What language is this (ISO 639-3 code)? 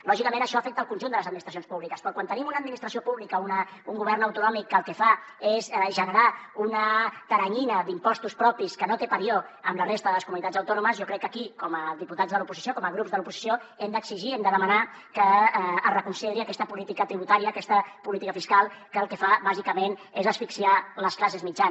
cat